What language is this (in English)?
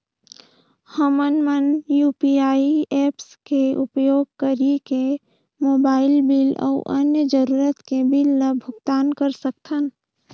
Chhattisgarhi